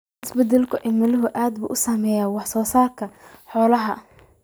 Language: Somali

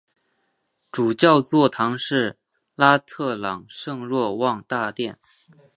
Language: Chinese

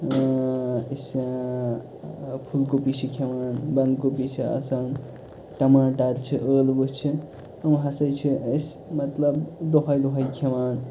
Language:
Kashmiri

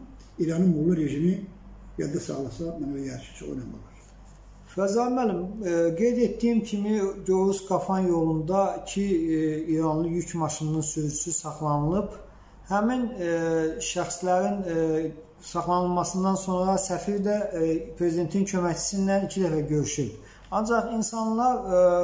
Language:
Turkish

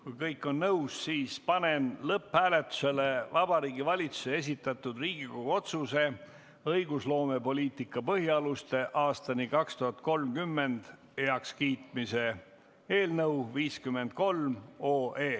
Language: Estonian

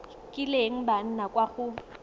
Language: Tswana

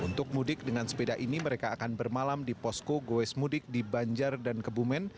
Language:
Indonesian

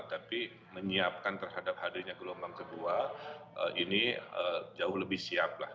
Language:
Indonesian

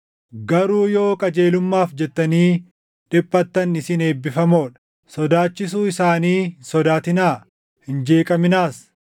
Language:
Oromo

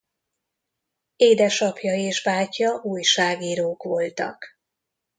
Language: Hungarian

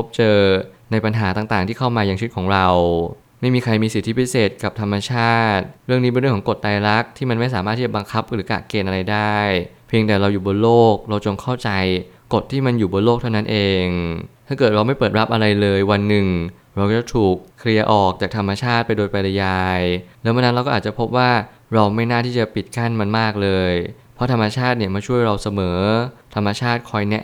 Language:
Thai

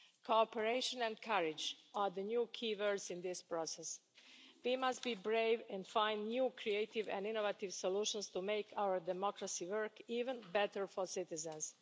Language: English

